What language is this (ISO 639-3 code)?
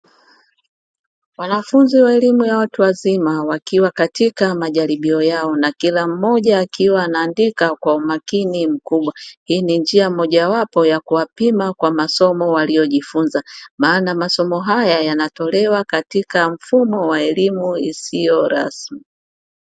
swa